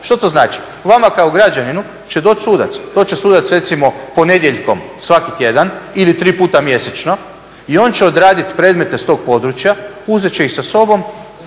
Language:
Croatian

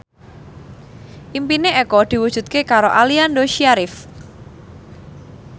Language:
Javanese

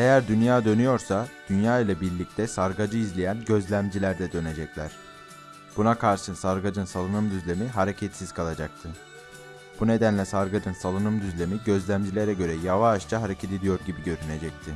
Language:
Turkish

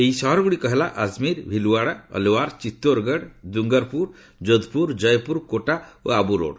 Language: Odia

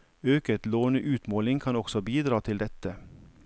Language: Norwegian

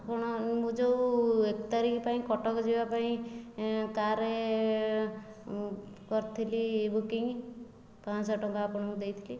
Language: Odia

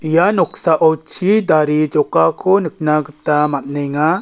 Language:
Garo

